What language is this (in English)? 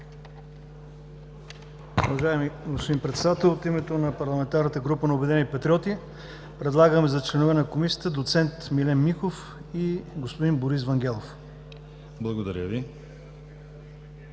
Bulgarian